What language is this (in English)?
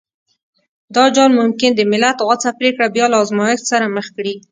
Pashto